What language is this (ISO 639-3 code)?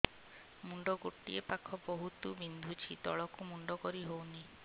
ori